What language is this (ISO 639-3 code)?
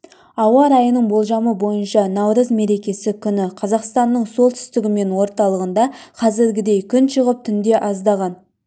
kaz